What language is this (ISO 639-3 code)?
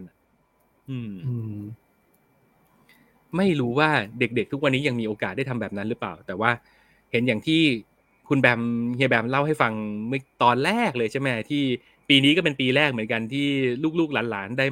tha